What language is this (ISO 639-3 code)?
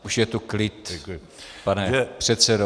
ces